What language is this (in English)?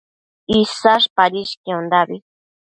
Matsés